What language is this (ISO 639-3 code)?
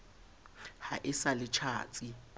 sot